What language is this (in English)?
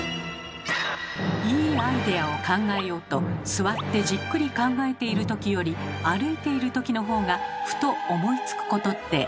Japanese